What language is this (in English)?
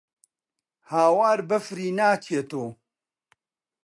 Central Kurdish